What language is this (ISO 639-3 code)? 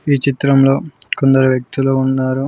tel